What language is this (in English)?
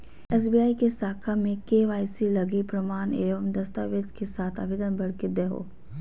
Magahi